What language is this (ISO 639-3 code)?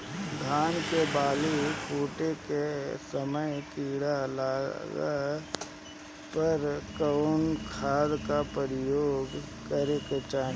bho